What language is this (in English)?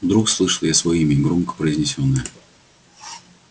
Russian